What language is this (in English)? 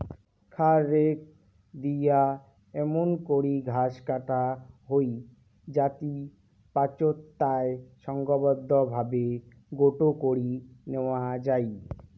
Bangla